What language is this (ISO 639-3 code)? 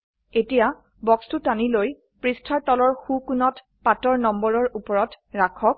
asm